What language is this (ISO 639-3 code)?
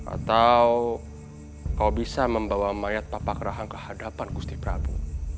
ind